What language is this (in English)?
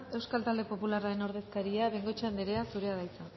Basque